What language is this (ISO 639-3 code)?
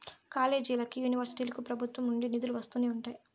tel